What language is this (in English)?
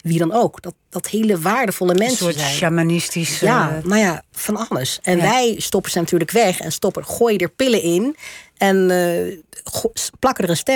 Dutch